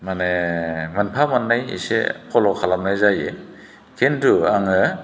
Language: Bodo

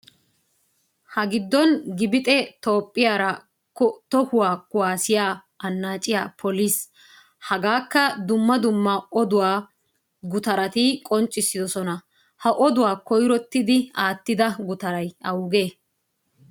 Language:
Wolaytta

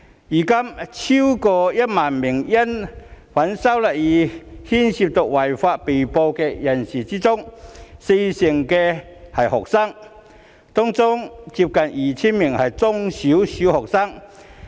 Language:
Cantonese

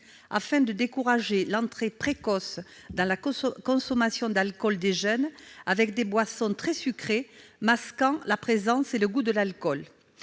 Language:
French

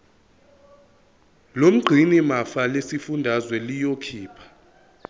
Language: Zulu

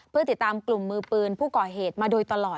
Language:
Thai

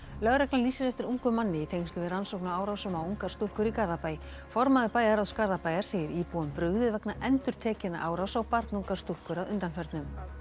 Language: Icelandic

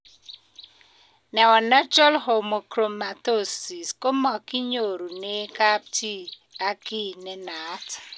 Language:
Kalenjin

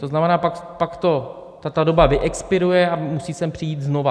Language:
Czech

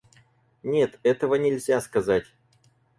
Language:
Russian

